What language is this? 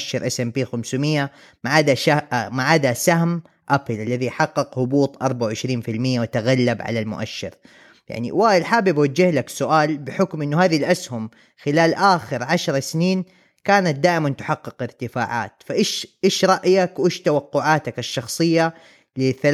Arabic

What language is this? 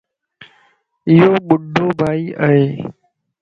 Lasi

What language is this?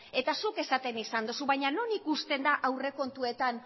Basque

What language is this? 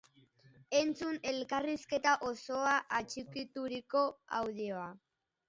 Basque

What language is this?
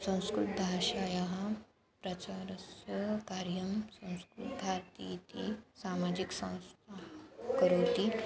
Sanskrit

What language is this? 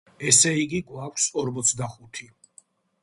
Georgian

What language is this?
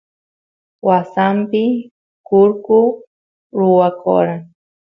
Santiago del Estero Quichua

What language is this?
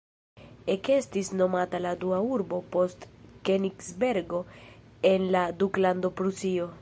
Esperanto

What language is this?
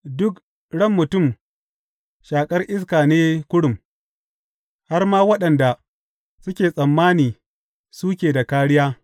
Hausa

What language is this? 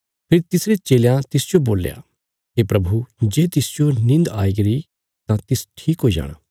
Bilaspuri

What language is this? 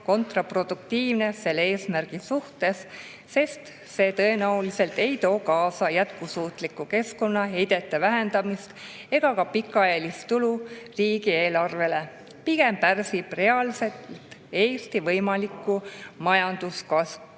Estonian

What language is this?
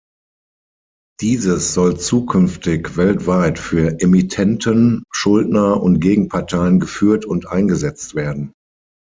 German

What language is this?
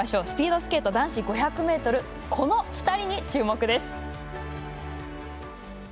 Japanese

